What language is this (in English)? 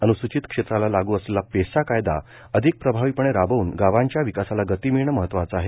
Marathi